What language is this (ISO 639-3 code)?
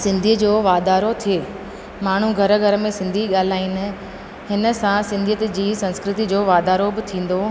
snd